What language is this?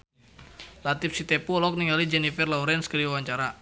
Sundanese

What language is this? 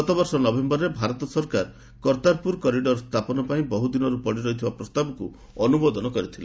Odia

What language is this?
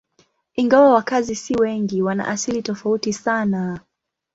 Swahili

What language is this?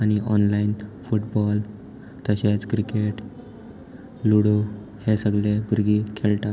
Konkani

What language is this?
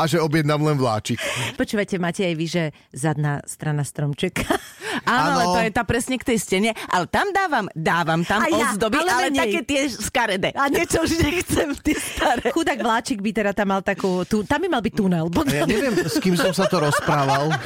Slovak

